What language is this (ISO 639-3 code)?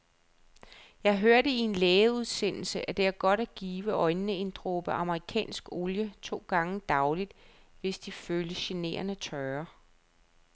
dan